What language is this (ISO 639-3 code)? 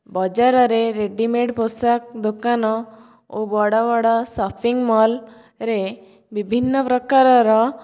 ori